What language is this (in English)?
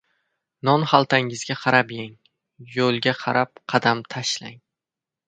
Uzbek